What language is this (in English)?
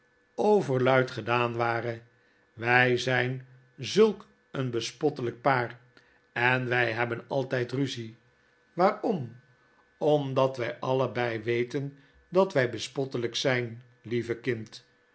Dutch